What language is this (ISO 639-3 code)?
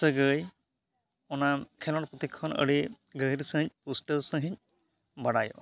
sat